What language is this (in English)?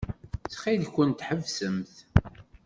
Kabyle